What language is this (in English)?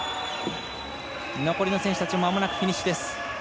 Japanese